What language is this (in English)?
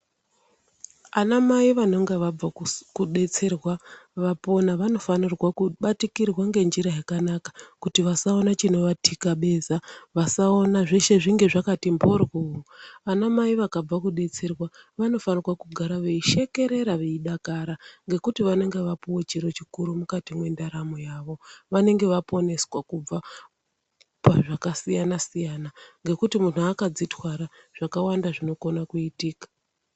Ndau